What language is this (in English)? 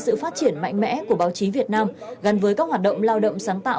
Vietnamese